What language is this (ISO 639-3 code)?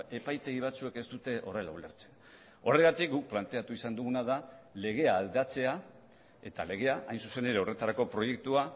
eus